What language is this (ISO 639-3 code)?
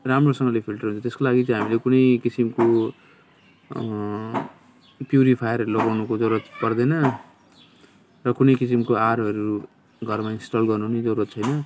nep